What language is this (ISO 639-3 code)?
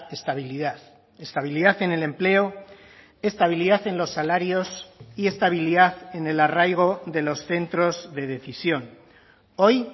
spa